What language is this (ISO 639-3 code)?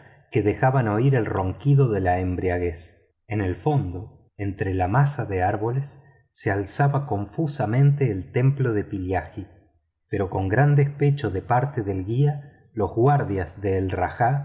spa